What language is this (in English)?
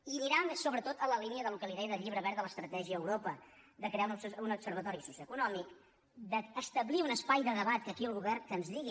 Catalan